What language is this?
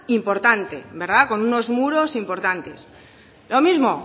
Spanish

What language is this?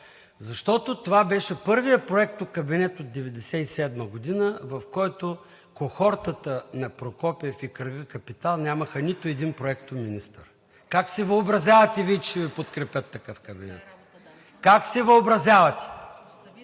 Bulgarian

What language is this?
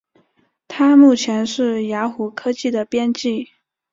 Chinese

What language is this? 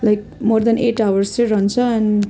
Nepali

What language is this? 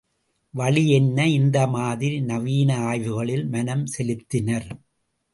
Tamil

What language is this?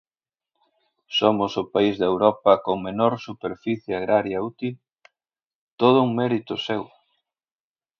Galician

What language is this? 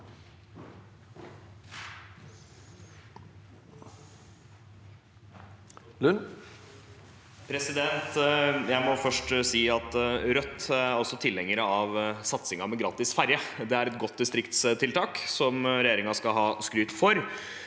Norwegian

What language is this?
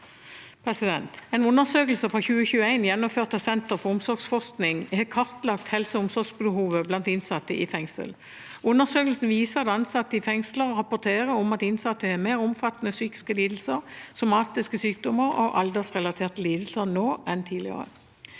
Norwegian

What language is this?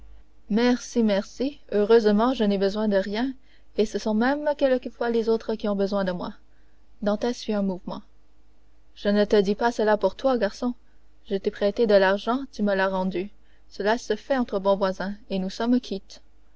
French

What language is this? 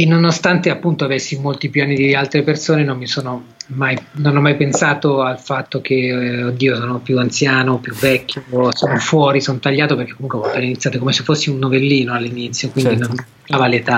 Italian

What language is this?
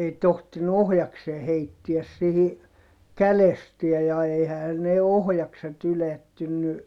Finnish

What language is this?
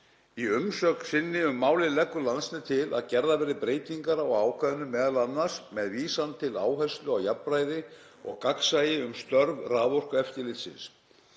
Icelandic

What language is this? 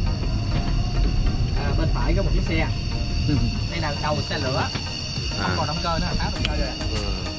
Vietnamese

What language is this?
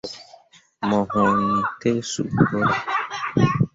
Mundang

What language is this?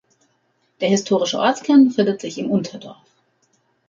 German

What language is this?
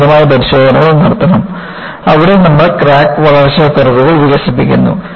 Malayalam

